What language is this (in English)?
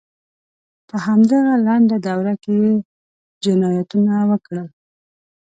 Pashto